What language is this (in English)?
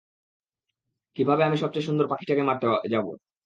Bangla